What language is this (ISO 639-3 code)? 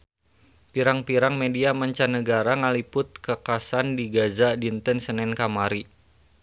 sun